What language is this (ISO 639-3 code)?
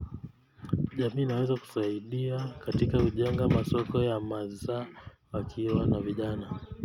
kln